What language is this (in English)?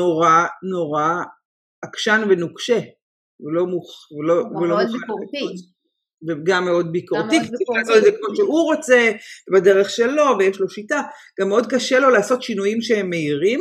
Hebrew